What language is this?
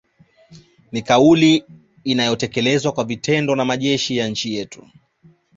Swahili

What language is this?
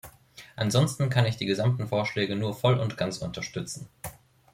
German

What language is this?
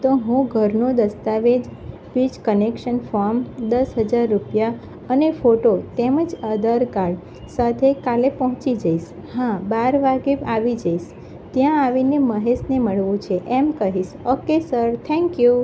Gujarati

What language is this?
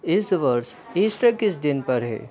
Hindi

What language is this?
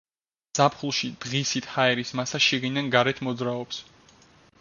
Georgian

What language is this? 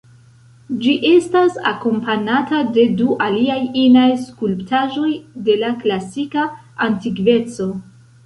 Esperanto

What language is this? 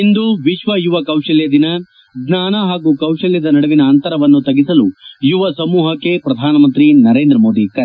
Kannada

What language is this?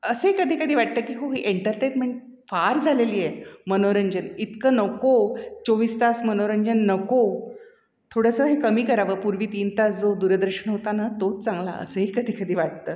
Marathi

